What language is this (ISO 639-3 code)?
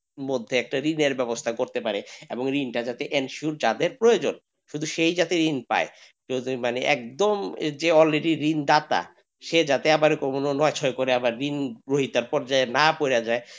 ben